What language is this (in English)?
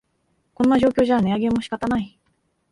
Japanese